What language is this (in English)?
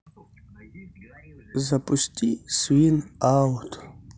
Russian